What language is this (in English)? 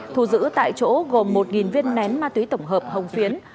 Vietnamese